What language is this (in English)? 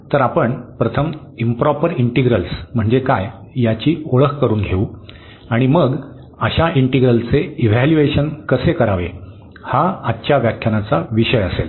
Marathi